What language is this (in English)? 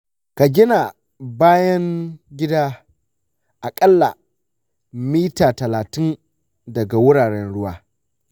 Hausa